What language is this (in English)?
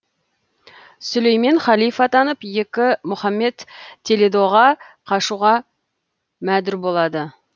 Kazakh